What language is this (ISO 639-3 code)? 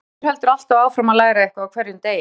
isl